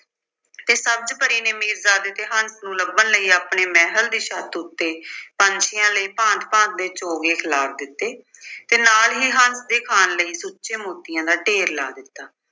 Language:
Punjabi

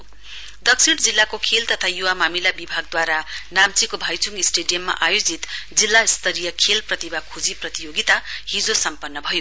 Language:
Nepali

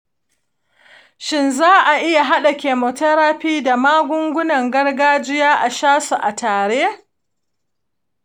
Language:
Hausa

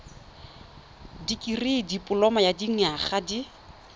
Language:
Tswana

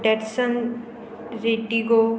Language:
Konkani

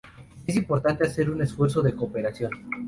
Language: Spanish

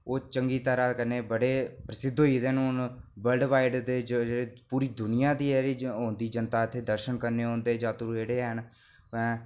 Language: Dogri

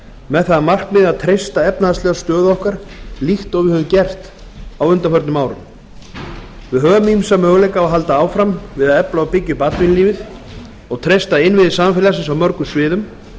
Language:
Icelandic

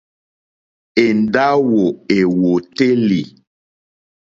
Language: Mokpwe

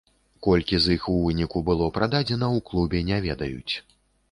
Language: Belarusian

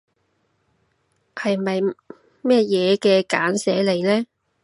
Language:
Cantonese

